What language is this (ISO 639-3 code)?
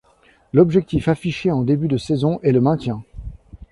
fra